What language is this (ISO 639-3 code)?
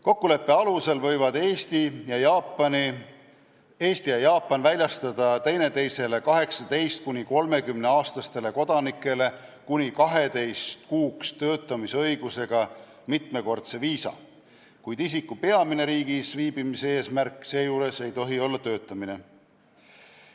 est